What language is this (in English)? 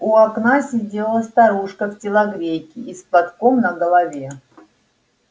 Russian